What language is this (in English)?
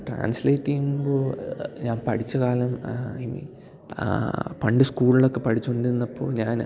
Malayalam